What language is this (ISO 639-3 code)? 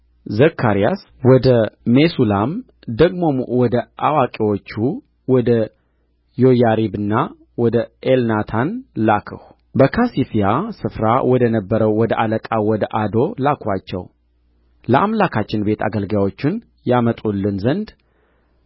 amh